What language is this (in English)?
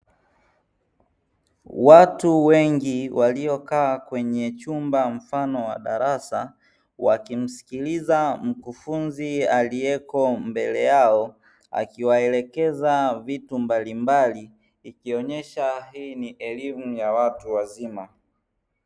Swahili